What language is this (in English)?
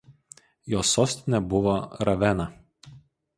Lithuanian